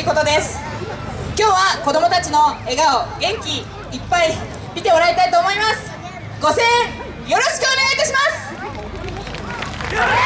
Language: Japanese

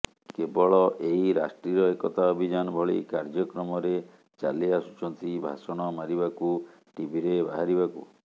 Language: Odia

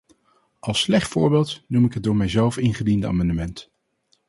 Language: Dutch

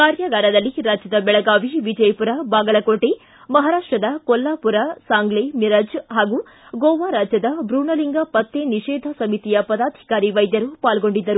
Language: Kannada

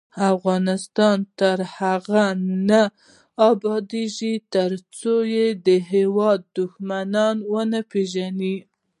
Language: Pashto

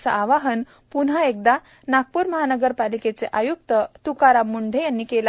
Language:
Marathi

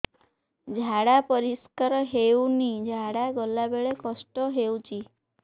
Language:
Odia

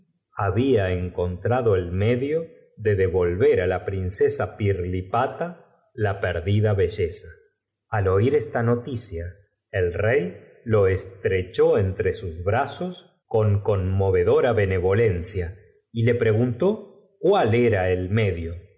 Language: Spanish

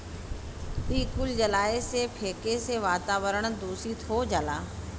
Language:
Bhojpuri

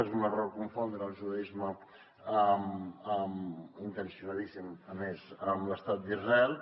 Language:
Catalan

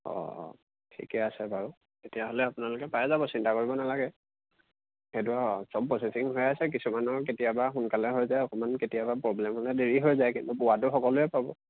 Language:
Assamese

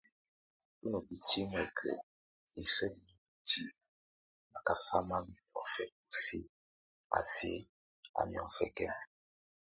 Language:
Tunen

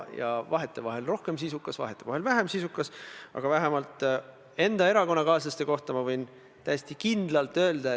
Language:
Estonian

